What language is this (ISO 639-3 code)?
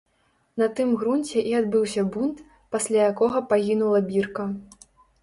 bel